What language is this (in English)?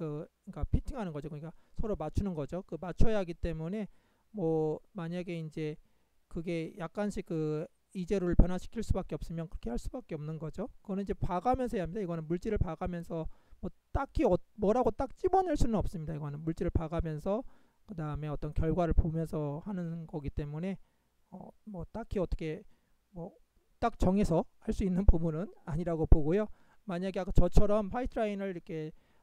Korean